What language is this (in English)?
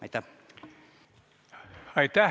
Estonian